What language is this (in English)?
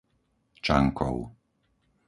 Slovak